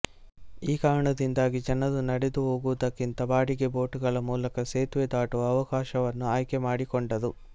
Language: Kannada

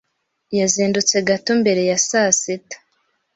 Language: Kinyarwanda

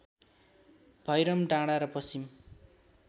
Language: Nepali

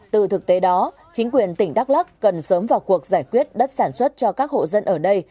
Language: Vietnamese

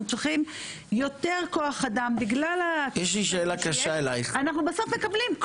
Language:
Hebrew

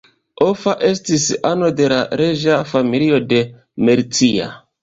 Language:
Esperanto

